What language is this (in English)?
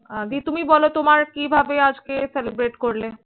Bangla